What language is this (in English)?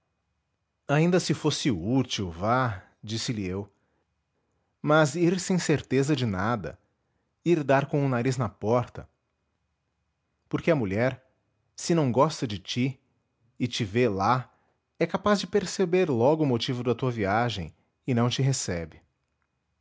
Portuguese